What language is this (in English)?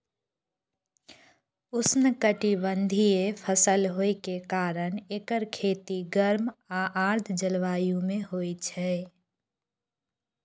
Maithili